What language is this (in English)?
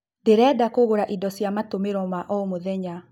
Kikuyu